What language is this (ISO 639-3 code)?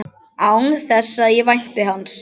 isl